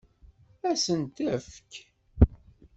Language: Kabyle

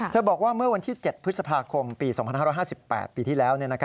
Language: Thai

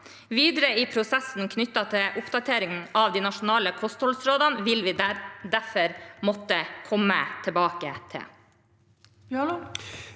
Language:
Norwegian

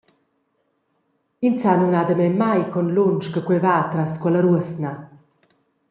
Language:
Romansh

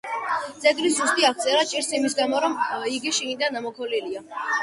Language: Georgian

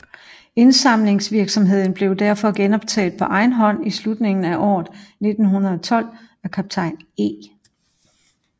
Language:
Danish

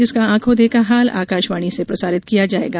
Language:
Hindi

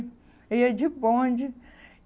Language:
Portuguese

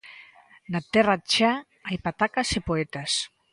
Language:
Galician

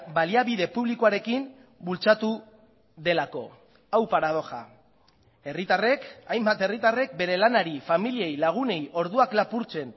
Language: Basque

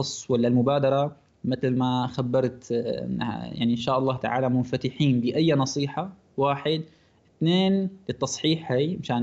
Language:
Arabic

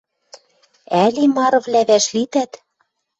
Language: Western Mari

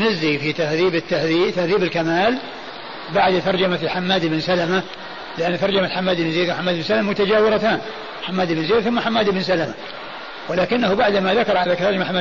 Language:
Arabic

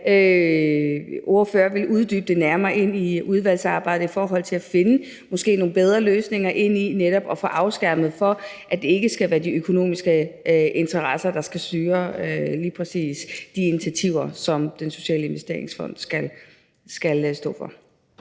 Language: Danish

